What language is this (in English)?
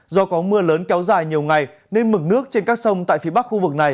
Vietnamese